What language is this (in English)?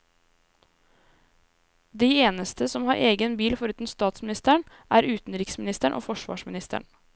Norwegian